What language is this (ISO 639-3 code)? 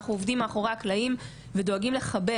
heb